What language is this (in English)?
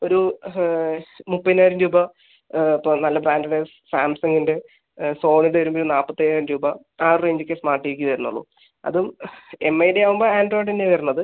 Malayalam